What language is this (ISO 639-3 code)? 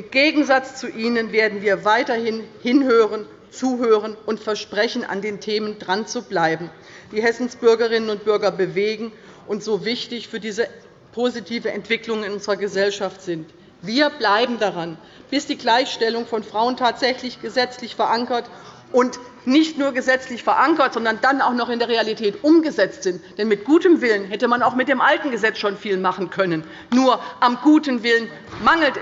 deu